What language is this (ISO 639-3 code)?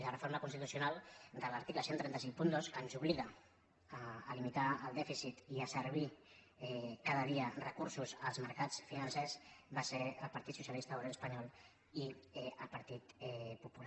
cat